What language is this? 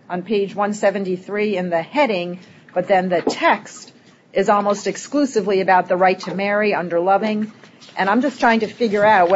English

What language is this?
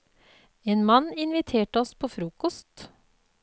Norwegian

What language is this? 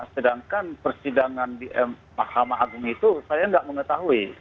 Indonesian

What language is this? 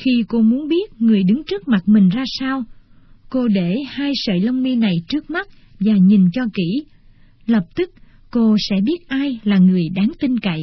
Vietnamese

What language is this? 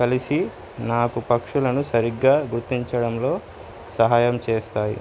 Telugu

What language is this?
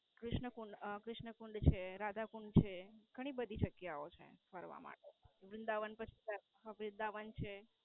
Gujarati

